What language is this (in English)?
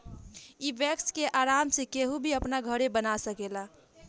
Bhojpuri